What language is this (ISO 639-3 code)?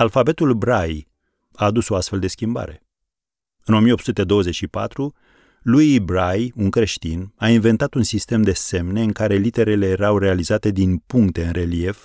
ron